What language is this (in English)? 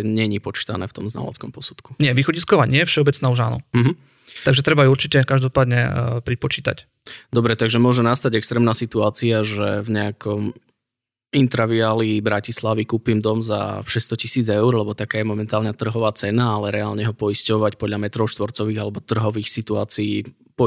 Slovak